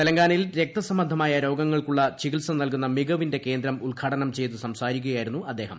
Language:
Malayalam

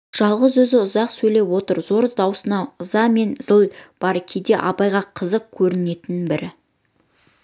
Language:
Kazakh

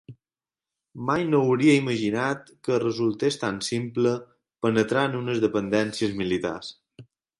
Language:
Catalan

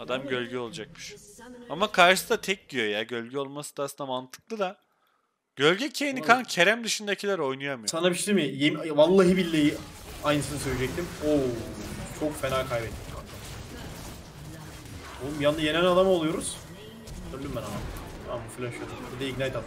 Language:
Turkish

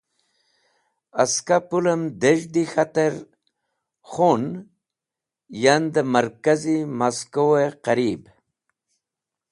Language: Wakhi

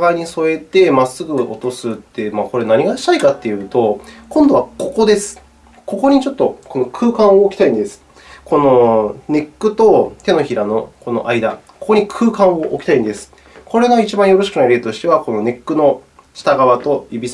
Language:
Japanese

